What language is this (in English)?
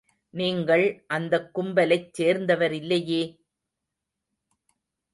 Tamil